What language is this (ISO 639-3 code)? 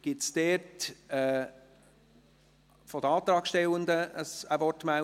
gsw